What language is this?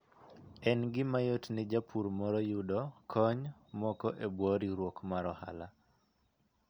Luo (Kenya and Tanzania)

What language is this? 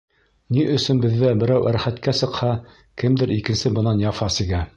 Bashkir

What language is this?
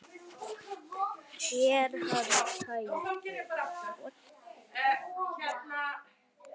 Icelandic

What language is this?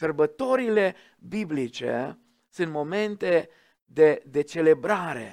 Romanian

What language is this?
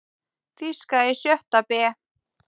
Icelandic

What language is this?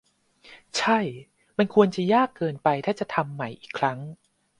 Thai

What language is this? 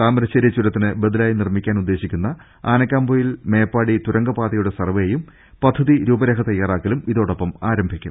Malayalam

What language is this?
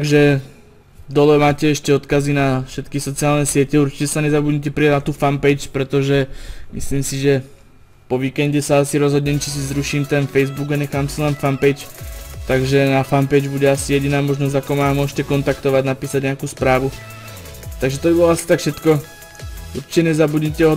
Czech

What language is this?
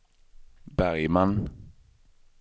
Swedish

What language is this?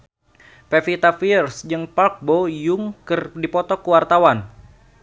Sundanese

